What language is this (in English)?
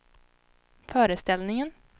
Swedish